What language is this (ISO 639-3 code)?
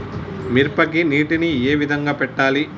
tel